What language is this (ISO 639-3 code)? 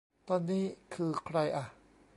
tha